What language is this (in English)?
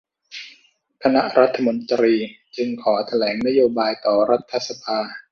Thai